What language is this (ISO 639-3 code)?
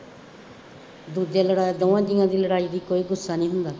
pan